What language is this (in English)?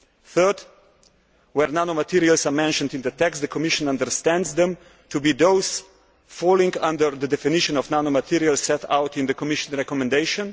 English